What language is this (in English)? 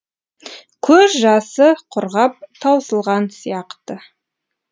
Kazakh